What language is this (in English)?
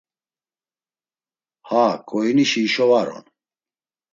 Laz